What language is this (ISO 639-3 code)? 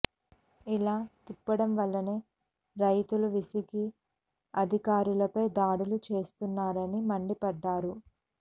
tel